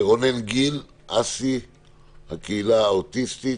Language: Hebrew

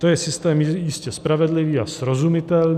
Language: Czech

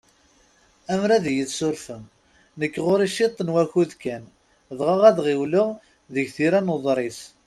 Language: Kabyle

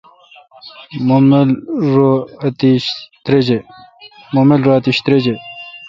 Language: Kalkoti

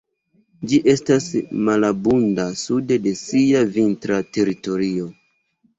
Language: Esperanto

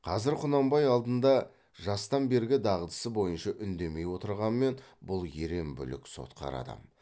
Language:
Kazakh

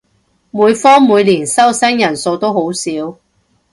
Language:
Cantonese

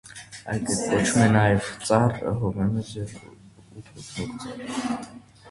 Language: Armenian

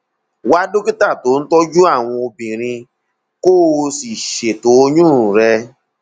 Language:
Yoruba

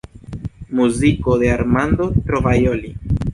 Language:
Esperanto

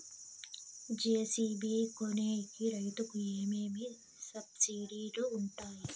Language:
Telugu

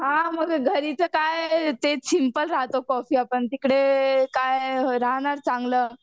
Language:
Marathi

